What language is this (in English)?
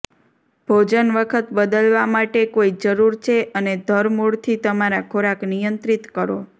Gujarati